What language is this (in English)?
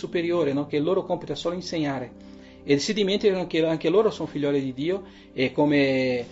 Italian